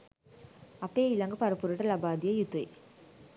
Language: Sinhala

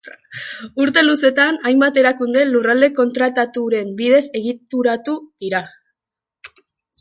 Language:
Basque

